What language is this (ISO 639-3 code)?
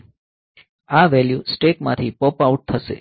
guj